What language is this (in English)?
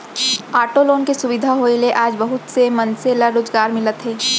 Chhattisgarhi